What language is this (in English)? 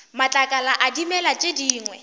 Northern Sotho